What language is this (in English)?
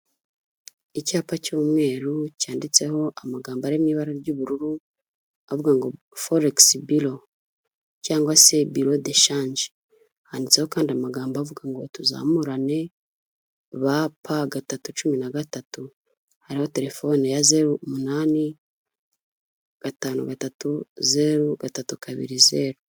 Kinyarwanda